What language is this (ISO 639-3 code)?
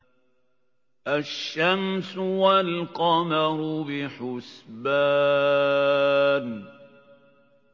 ara